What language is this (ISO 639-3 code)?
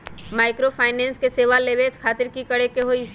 mag